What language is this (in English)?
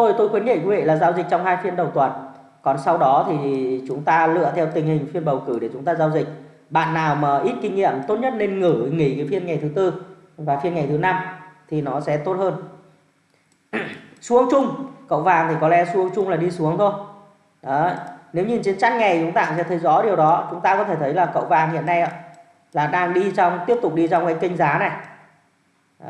Vietnamese